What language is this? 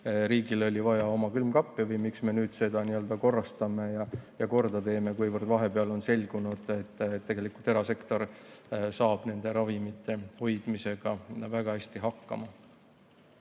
Estonian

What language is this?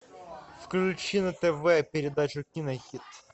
Russian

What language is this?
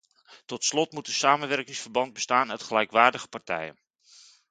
Dutch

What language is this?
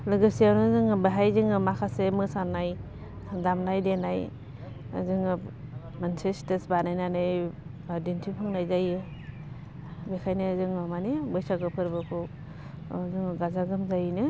Bodo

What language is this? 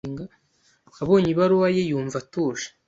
Kinyarwanda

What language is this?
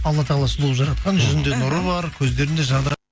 Kazakh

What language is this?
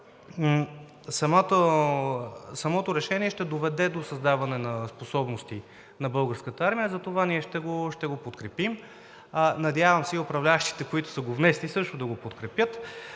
Bulgarian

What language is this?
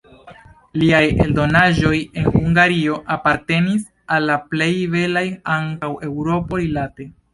Esperanto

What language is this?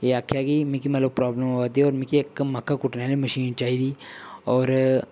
Dogri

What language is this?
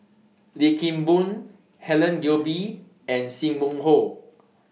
English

